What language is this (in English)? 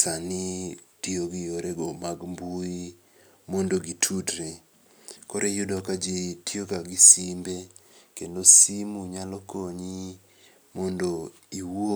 Luo (Kenya and Tanzania)